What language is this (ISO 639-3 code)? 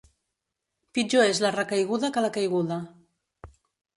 cat